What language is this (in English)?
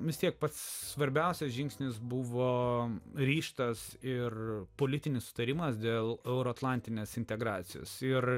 Lithuanian